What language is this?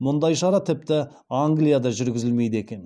Kazakh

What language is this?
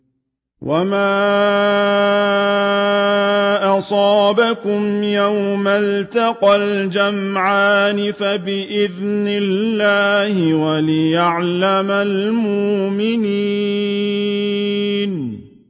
Arabic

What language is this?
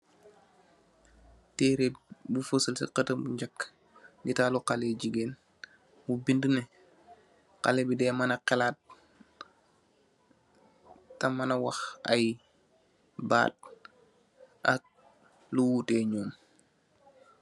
Wolof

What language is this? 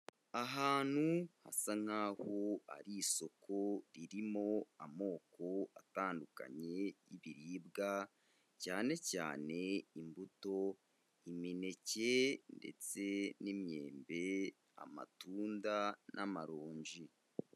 Kinyarwanda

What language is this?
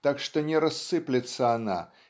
Russian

